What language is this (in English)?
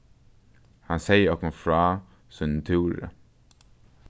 Faroese